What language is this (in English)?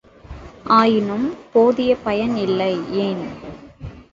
Tamil